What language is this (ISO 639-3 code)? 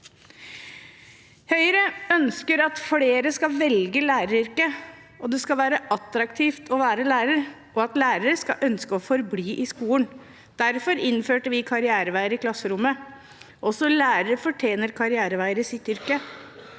nor